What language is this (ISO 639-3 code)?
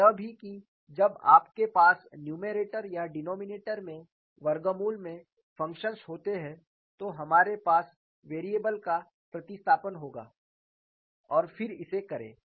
hin